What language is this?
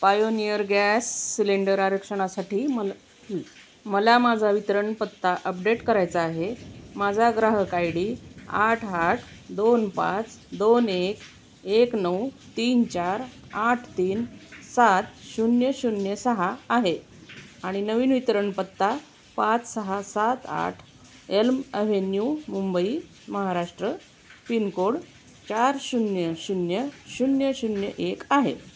Marathi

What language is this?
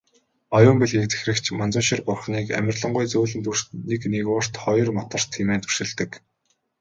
Mongolian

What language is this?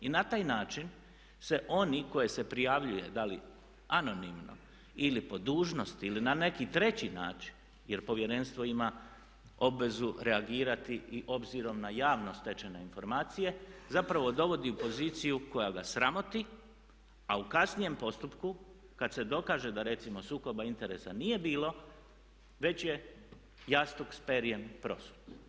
Croatian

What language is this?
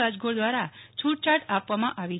Gujarati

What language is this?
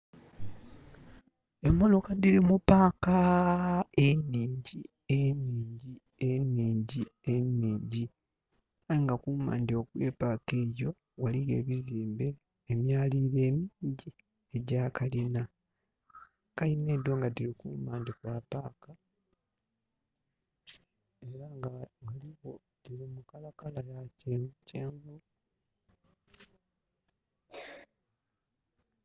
Soga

